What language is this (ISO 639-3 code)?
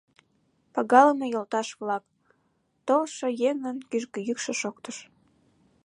chm